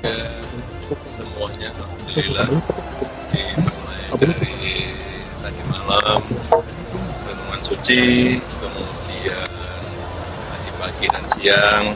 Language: Indonesian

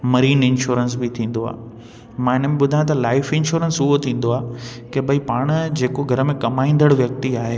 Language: Sindhi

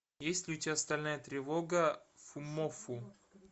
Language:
Russian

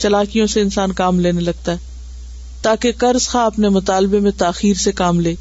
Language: Urdu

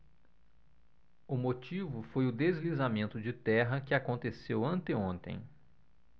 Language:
Portuguese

